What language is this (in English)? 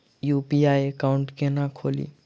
Maithili